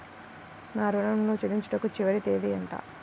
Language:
Telugu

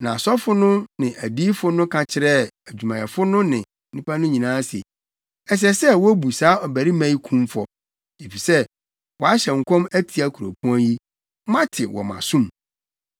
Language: Akan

